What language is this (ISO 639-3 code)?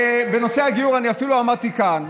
heb